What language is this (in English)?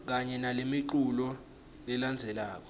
Swati